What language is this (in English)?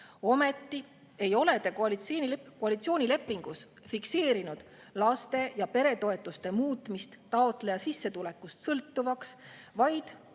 Estonian